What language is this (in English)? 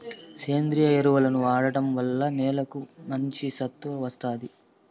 Telugu